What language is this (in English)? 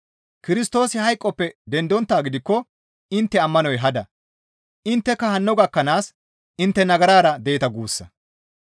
Gamo